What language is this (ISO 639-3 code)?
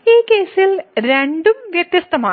mal